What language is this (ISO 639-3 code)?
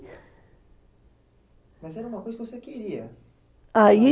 por